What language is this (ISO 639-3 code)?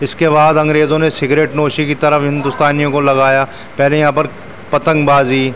urd